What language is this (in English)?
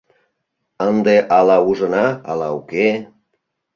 Mari